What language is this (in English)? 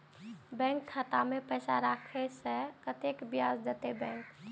Maithili